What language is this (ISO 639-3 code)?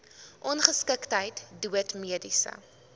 afr